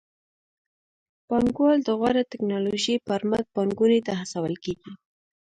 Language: Pashto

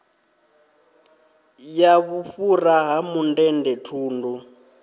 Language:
Venda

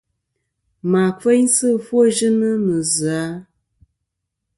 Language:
Kom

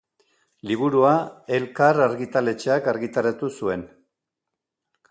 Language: Basque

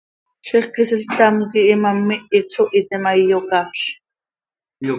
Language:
Seri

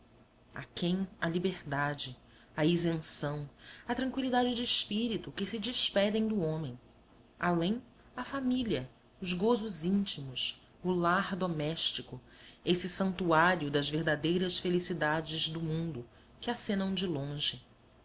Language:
Portuguese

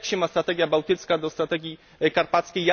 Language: Polish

